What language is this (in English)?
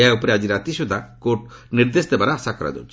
Odia